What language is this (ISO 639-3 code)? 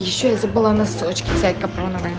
rus